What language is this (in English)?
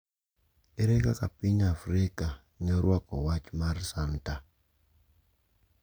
Luo (Kenya and Tanzania)